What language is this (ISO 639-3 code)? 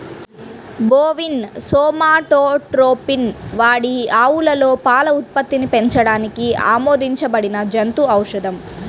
tel